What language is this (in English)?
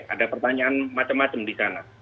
Indonesian